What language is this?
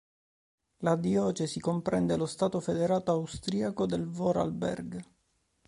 Italian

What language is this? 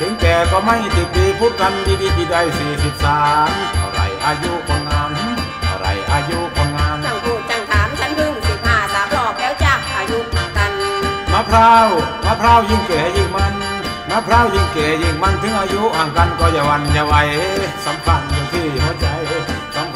Thai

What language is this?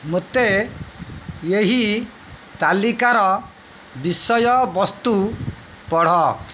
Odia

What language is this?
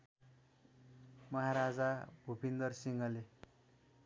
Nepali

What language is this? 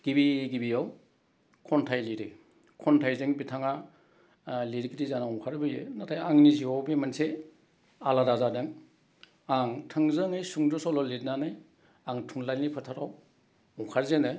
Bodo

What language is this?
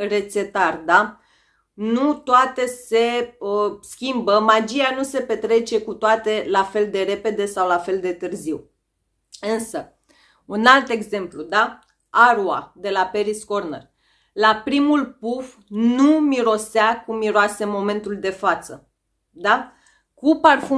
Romanian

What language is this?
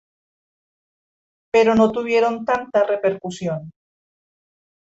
Spanish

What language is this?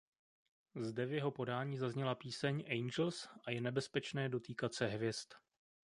Czech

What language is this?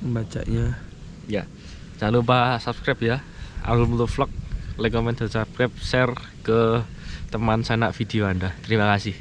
Indonesian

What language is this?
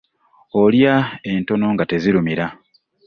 Ganda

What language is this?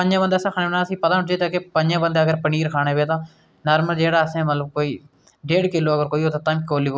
Dogri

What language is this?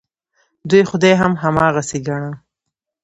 Pashto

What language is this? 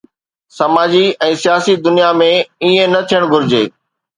Sindhi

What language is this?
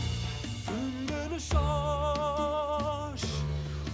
Kazakh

